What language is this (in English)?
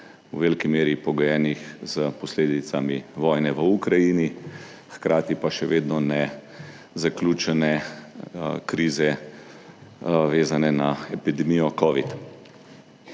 Slovenian